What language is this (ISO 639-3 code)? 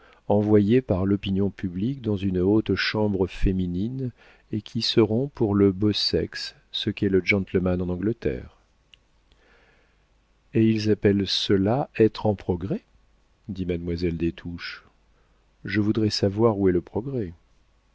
fra